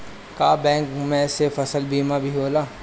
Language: Bhojpuri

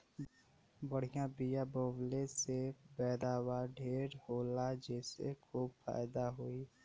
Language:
Bhojpuri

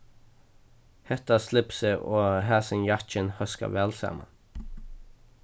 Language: Faroese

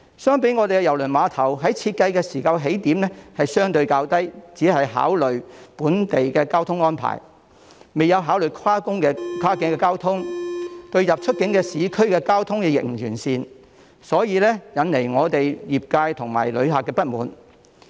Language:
Cantonese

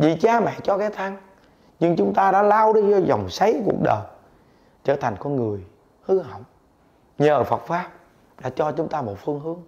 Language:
Vietnamese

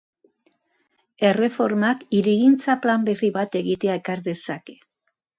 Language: Basque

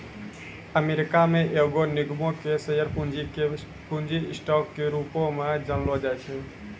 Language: Maithili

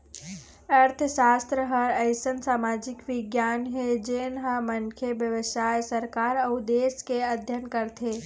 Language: Chhattisgarhi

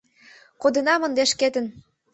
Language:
Mari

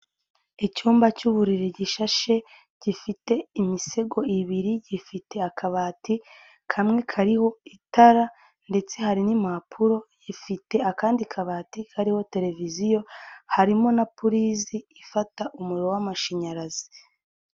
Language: Kinyarwanda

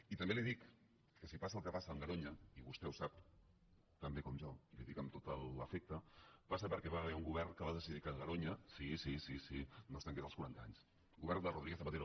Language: Catalan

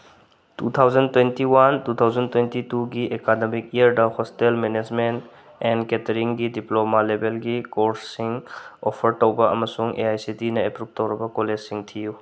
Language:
Manipuri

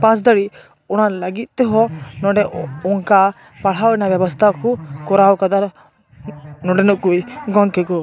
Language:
Santali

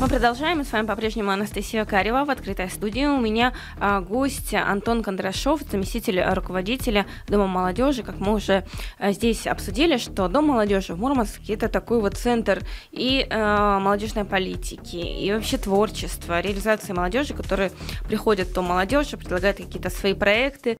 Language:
Russian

